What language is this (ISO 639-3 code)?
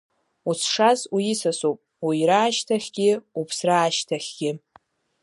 abk